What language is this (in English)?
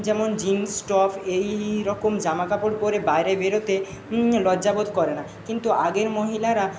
Bangla